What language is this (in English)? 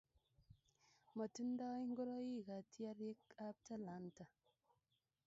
Kalenjin